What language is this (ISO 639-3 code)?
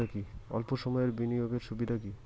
ben